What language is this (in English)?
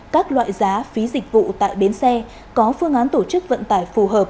Vietnamese